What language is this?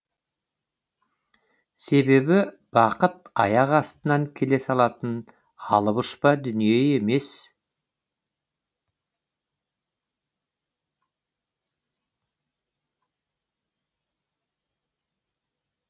Kazakh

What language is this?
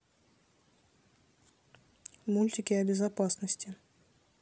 Russian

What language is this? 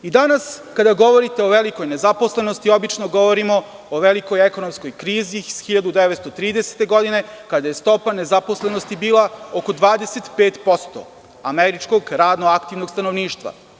Serbian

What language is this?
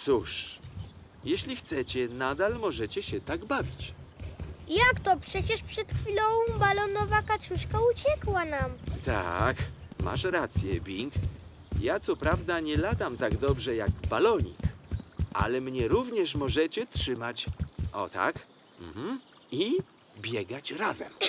Polish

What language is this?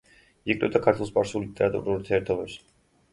Georgian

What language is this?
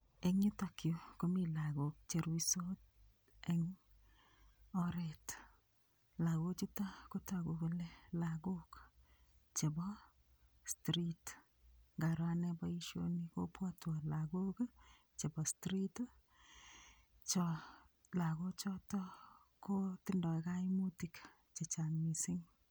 Kalenjin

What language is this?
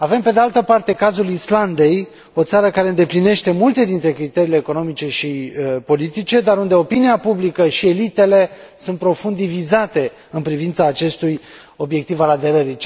Romanian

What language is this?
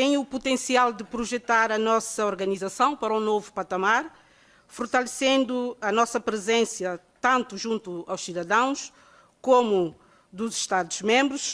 Portuguese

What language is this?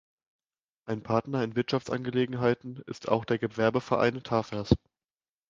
German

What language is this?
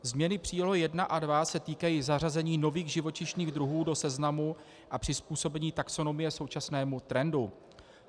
Czech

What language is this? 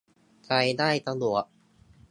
Thai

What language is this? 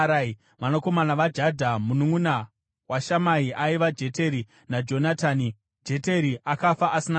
Shona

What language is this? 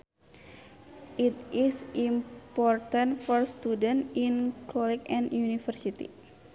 Sundanese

